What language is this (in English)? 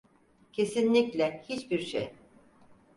Turkish